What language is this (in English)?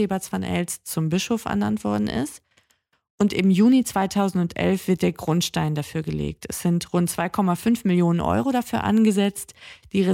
German